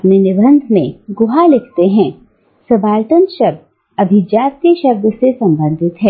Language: Hindi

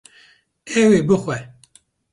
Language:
Kurdish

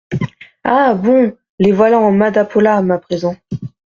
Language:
French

